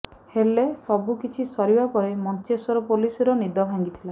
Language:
Odia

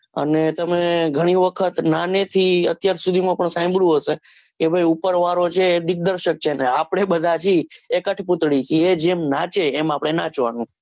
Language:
Gujarati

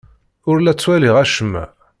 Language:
Kabyle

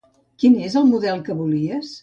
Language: Catalan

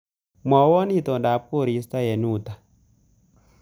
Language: Kalenjin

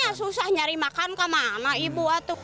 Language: Indonesian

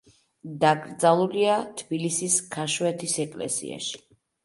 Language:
Georgian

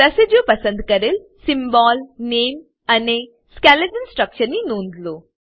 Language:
Gujarati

